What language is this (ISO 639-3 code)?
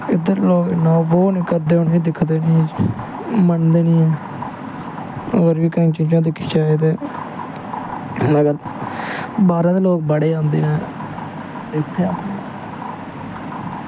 doi